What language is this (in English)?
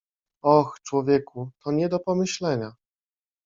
Polish